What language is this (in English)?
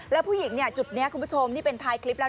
Thai